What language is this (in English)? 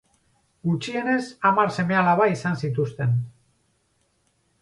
Basque